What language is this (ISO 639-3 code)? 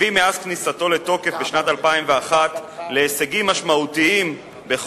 heb